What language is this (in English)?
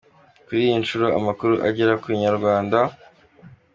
Kinyarwanda